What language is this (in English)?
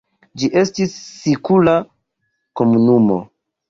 Esperanto